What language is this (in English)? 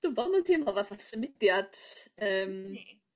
Welsh